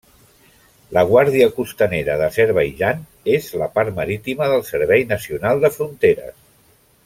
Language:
Catalan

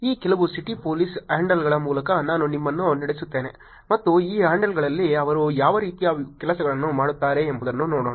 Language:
Kannada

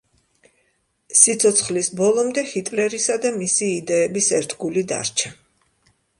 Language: Georgian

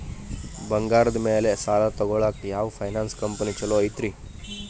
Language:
Kannada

